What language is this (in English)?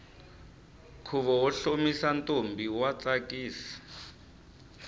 Tsonga